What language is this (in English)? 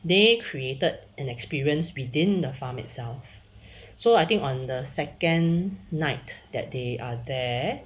English